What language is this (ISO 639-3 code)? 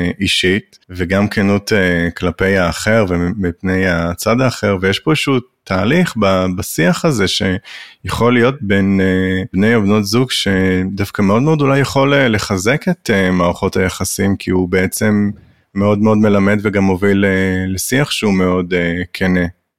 heb